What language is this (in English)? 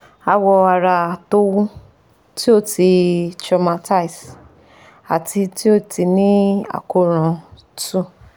Yoruba